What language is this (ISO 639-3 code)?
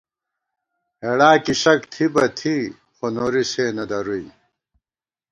gwt